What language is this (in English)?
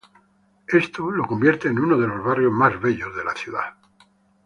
Spanish